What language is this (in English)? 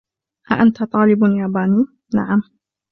Arabic